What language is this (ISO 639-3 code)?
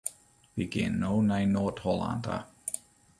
fry